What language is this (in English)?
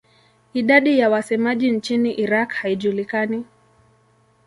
Swahili